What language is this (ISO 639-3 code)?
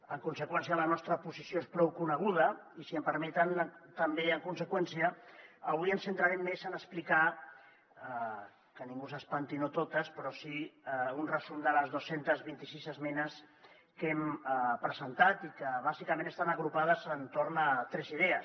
cat